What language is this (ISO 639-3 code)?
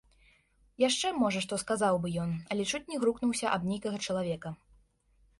bel